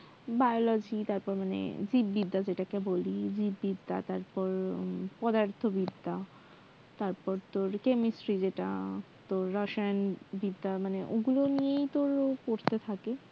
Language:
Bangla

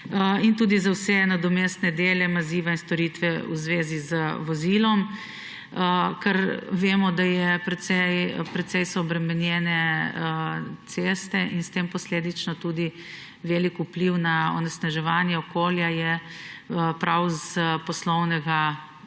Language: Slovenian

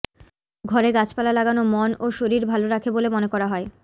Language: Bangla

